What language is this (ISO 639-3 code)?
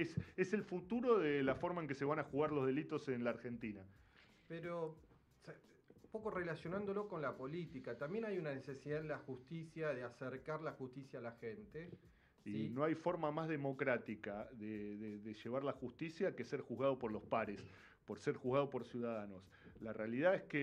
spa